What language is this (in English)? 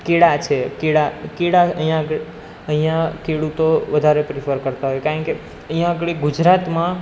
Gujarati